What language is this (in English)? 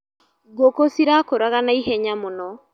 Kikuyu